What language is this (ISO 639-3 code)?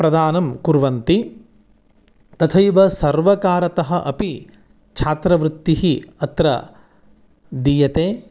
san